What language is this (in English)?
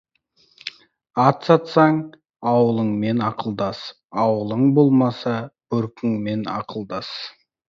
Kazakh